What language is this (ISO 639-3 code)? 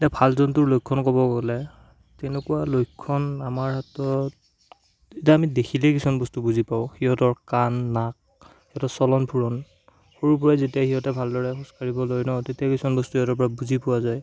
asm